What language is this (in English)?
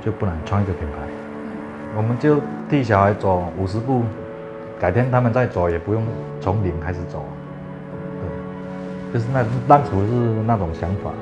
Chinese